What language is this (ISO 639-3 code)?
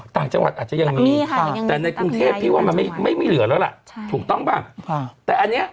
tha